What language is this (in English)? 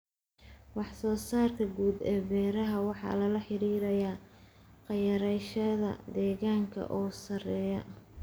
Somali